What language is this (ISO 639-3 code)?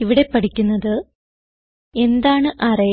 mal